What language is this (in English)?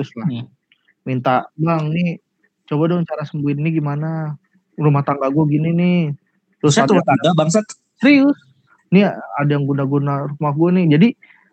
Indonesian